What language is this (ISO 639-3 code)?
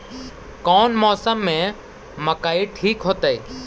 mag